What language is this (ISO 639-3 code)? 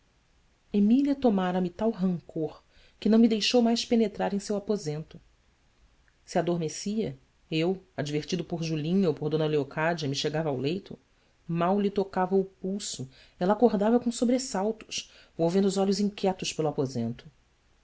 por